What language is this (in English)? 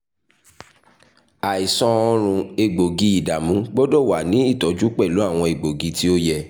Yoruba